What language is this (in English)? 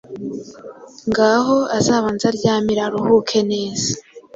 Kinyarwanda